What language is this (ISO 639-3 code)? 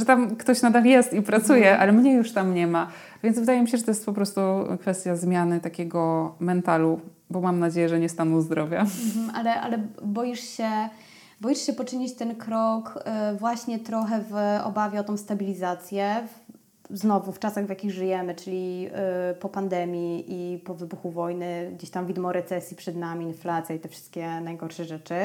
pol